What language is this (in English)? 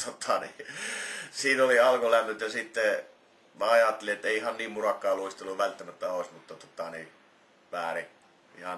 Finnish